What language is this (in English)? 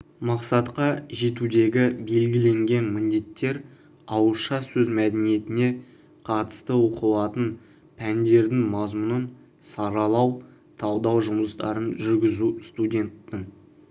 Kazakh